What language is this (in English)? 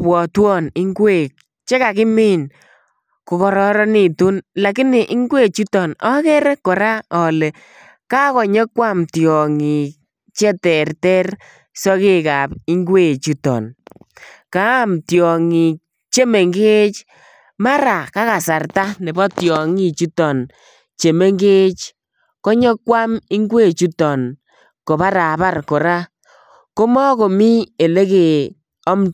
Kalenjin